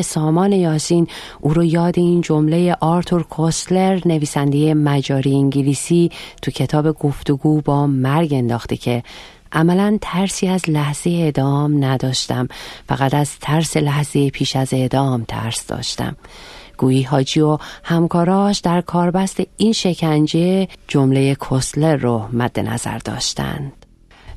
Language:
Persian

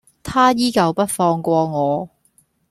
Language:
Cantonese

